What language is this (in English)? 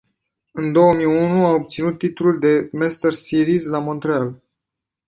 Romanian